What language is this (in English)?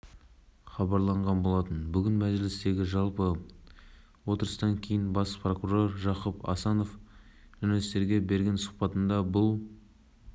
Kazakh